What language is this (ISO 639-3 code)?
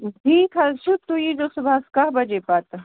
kas